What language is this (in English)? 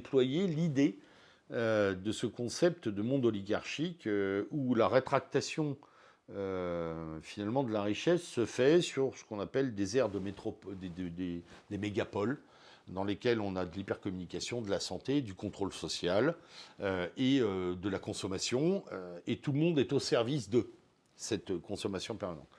French